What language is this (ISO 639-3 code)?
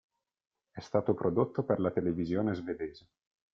ita